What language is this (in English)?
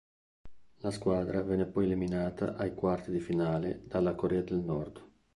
Italian